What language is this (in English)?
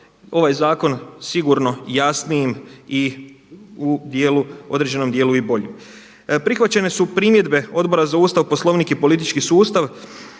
Croatian